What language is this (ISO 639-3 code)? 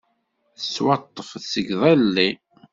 kab